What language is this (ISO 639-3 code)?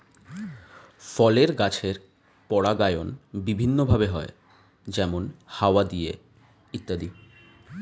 ben